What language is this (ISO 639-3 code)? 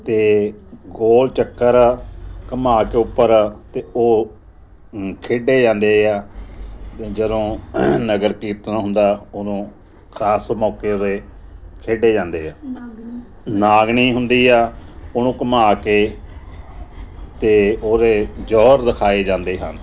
pan